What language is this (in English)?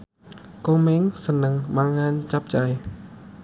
Javanese